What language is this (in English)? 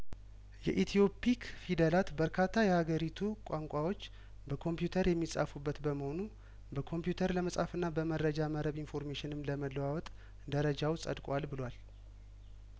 Amharic